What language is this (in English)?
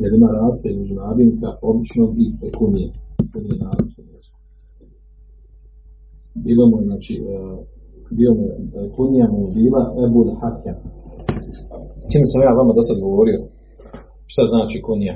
Croatian